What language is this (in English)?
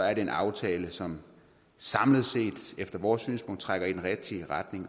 Danish